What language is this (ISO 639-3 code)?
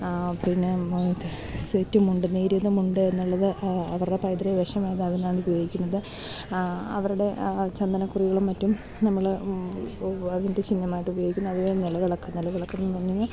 mal